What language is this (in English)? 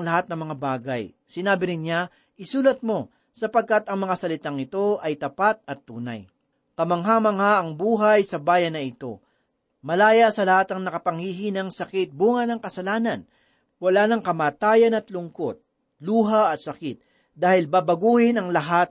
Filipino